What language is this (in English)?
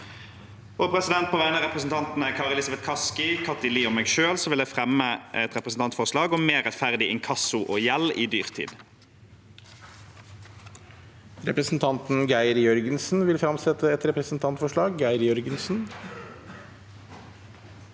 Norwegian